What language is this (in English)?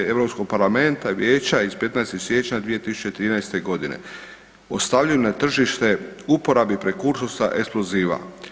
Croatian